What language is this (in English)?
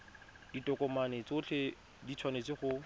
Tswana